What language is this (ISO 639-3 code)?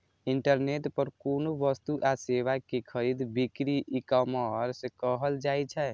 mai